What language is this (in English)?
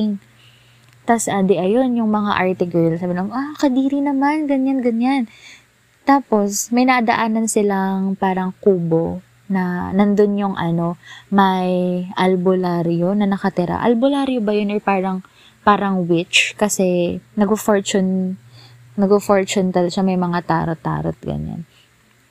Filipino